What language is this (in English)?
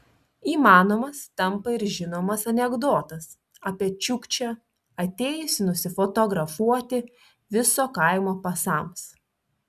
Lithuanian